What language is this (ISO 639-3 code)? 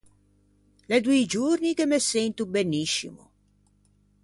lij